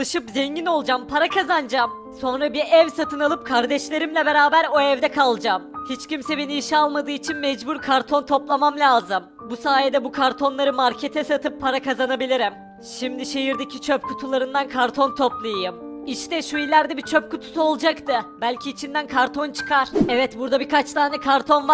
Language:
Turkish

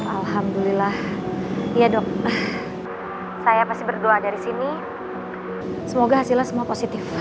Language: Indonesian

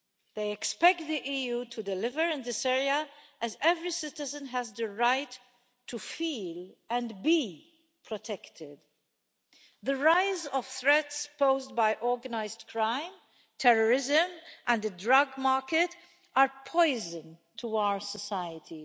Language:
English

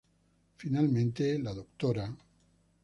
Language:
Spanish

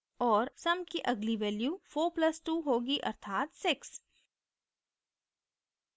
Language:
Hindi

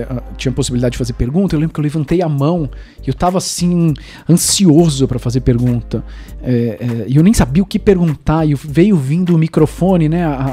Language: Portuguese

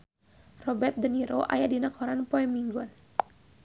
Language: Sundanese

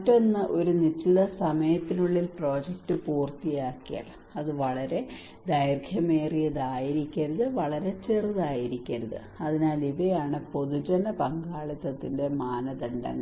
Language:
Malayalam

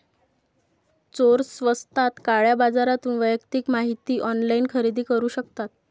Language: Marathi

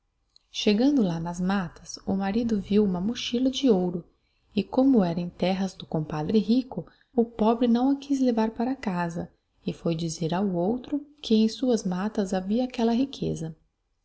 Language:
Portuguese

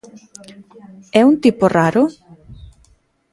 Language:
Galician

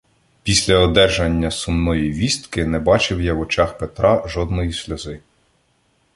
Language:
Ukrainian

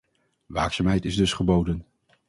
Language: Dutch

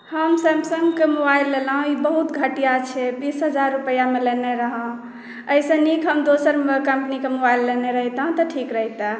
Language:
Maithili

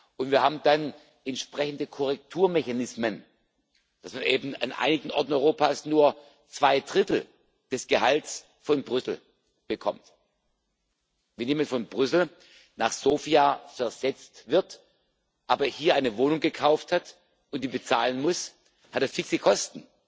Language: German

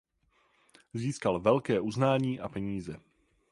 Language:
Czech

